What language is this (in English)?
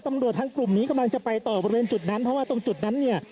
Thai